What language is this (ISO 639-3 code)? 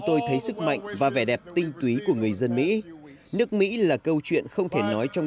vie